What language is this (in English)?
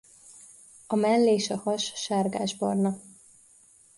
Hungarian